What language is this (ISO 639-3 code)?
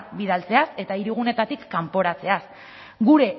eus